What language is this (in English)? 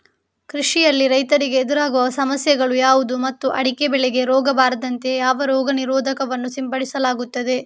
Kannada